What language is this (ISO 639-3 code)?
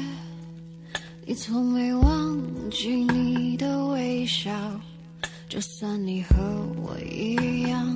zho